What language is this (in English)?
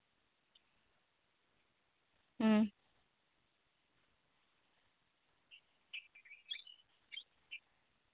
Santali